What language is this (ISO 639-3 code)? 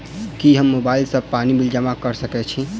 mai